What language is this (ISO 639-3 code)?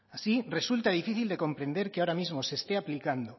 spa